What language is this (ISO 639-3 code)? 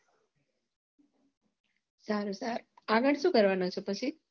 guj